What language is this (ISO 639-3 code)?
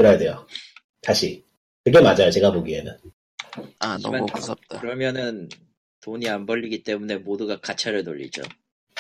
kor